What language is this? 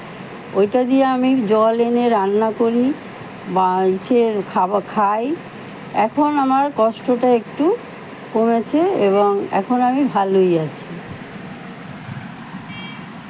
Bangla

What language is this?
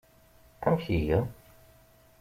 Kabyle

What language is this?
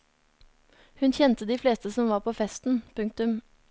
Norwegian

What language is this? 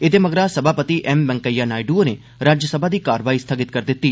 Dogri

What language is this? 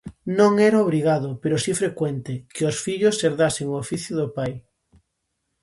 Galician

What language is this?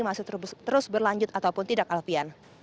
Indonesian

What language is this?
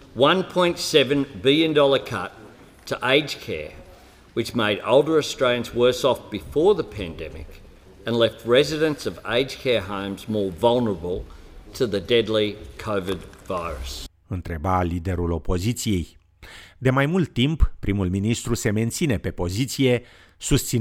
Romanian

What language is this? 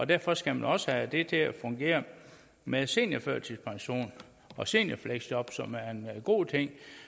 Danish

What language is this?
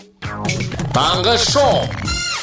Kazakh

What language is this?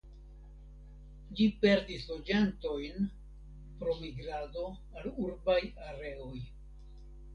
Esperanto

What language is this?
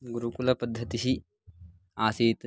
Sanskrit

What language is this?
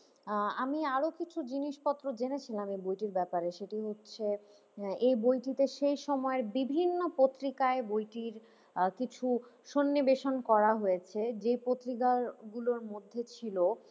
Bangla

